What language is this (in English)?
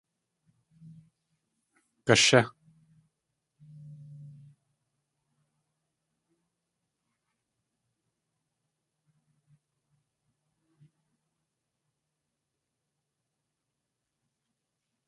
Tlingit